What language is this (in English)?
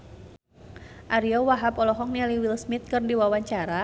Sundanese